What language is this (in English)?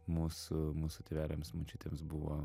Lithuanian